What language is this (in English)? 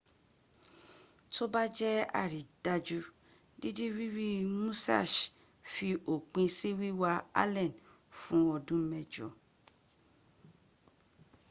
Yoruba